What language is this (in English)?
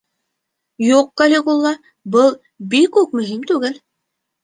Bashkir